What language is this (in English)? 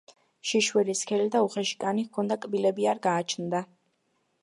Georgian